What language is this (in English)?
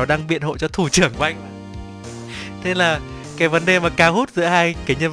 Vietnamese